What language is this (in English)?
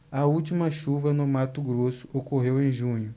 Portuguese